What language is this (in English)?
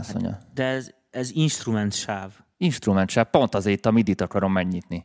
Hungarian